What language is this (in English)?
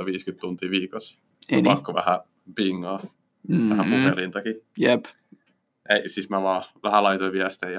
Finnish